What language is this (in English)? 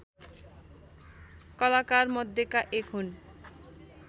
Nepali